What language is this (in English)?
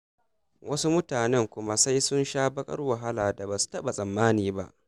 Hausa